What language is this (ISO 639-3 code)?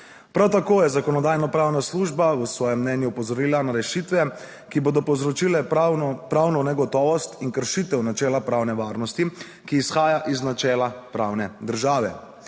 slv